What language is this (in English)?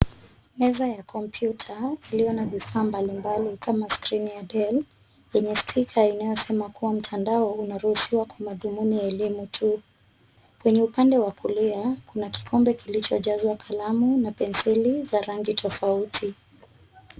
Swahili